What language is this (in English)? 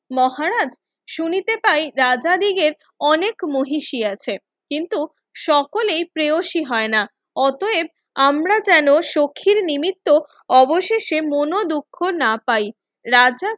Bangla